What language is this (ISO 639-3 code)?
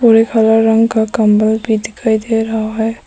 hin